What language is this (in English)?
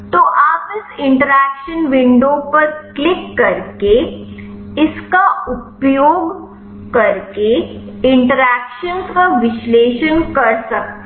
Hindi